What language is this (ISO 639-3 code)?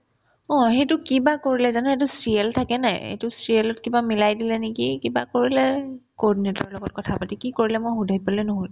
asm